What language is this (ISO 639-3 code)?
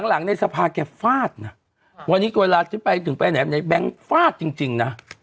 tha